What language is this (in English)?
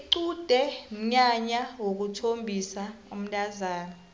South Ndebele